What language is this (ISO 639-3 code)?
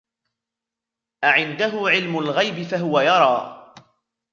ara